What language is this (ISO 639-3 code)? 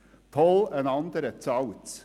gsw